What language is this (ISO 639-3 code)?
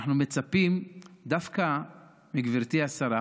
heb